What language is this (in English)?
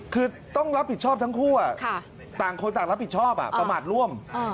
Thai